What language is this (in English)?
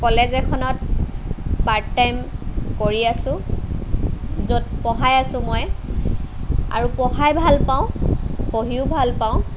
Assamese